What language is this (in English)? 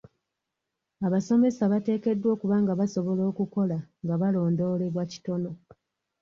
Ganda